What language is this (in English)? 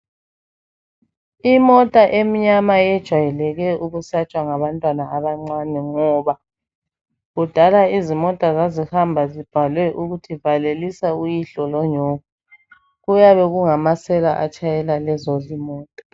North Ndebele